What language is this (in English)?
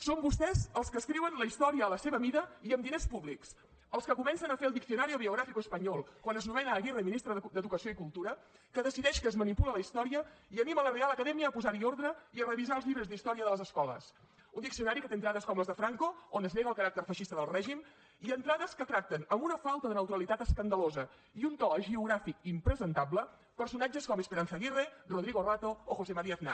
Catalan